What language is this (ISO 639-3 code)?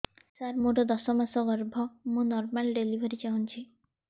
ori